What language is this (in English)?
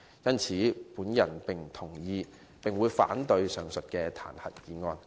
Cantonese